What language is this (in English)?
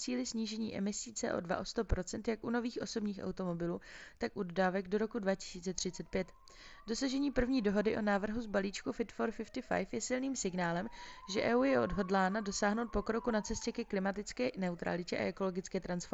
Czech